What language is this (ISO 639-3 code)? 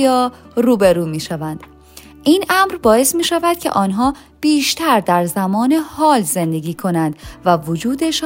fas